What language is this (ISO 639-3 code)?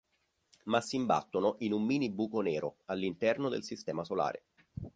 ita